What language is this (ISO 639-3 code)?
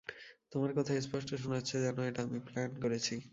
ben